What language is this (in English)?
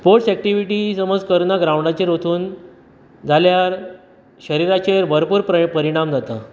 Konkani